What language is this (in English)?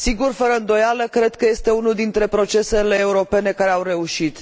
Romanian